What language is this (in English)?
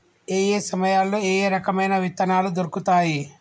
Telugu